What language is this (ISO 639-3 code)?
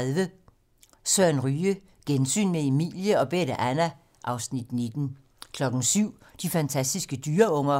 dan